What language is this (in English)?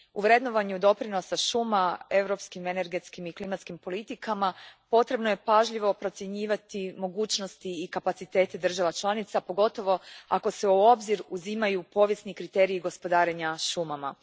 Croatian